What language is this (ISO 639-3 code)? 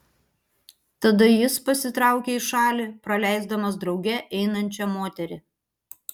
lit